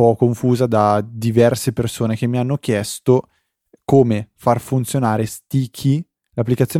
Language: Italian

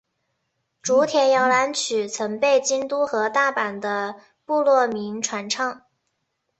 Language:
Chinese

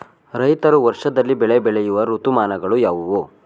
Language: Kannada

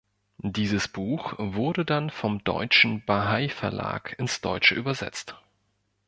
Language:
German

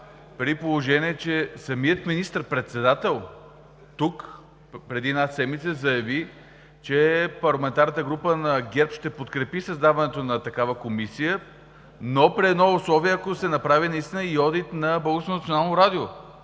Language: Bulgarian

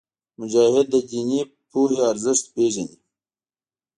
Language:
Pashto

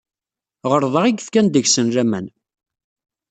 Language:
Kabyle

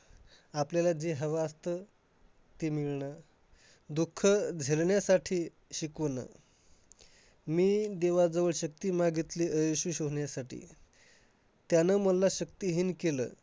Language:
Marathi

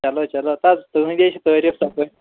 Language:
Kashmiri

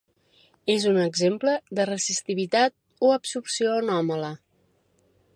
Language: Catalan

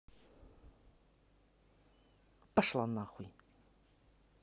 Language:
Russian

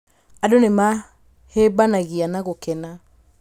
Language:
Kikuyu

